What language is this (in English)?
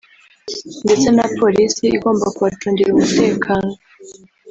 Kinyarwanda